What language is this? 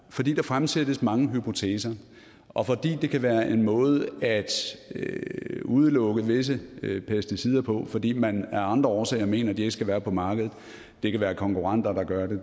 Danish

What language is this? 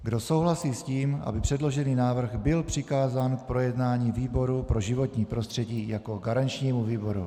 Czech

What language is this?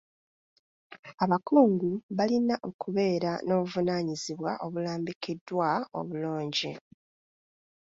Ganda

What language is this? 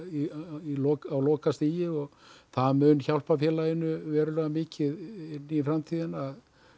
Icelandic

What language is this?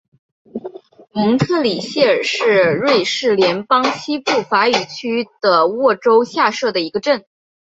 Chinese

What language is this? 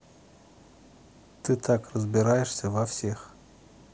Russian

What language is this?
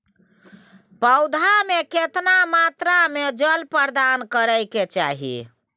Maithili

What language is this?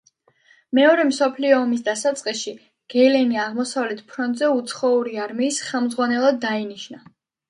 Georgian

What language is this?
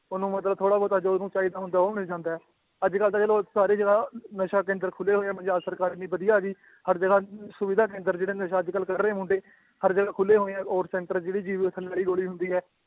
Punjabi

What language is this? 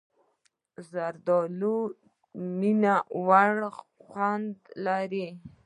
Pashto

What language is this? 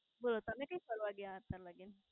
Gujarati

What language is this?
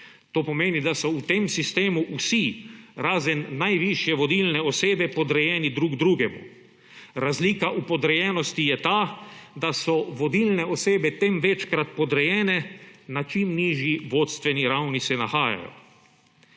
Slovenian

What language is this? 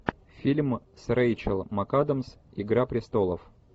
Russian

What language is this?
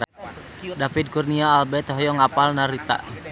Sundanese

